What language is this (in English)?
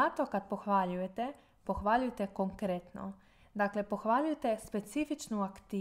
Croatian